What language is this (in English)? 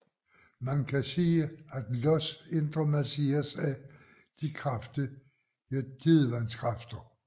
Danish